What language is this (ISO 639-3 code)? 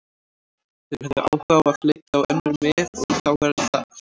isl